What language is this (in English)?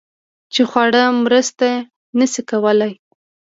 Pashto